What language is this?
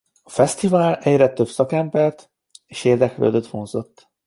Hungarian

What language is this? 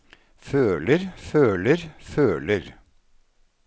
Norwegian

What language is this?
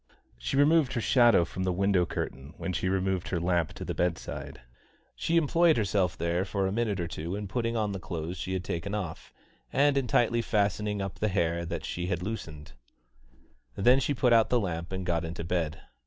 English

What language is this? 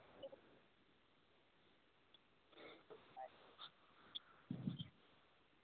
Maithili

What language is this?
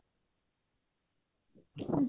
Odia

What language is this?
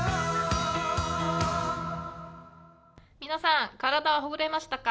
Japanese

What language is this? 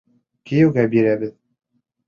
Bashkir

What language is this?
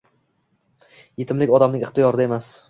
Uzbek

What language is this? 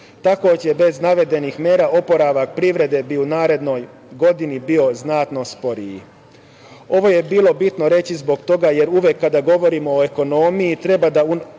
Serbian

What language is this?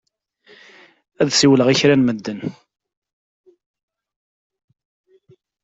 Kabyle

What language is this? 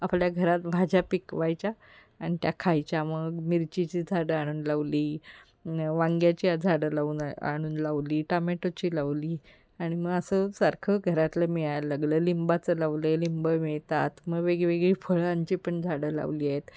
Marathi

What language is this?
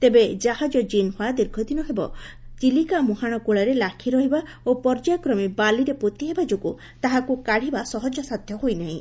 Odia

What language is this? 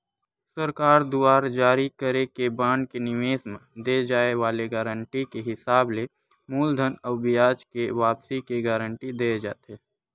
Chhattisgarhi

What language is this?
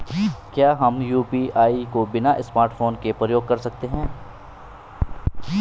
Hindi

